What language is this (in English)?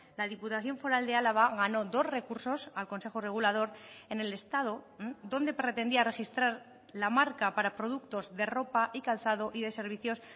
Spanish